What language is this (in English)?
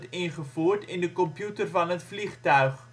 Dutch